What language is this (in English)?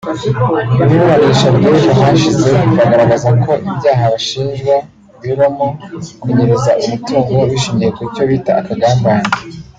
Kinyarwanda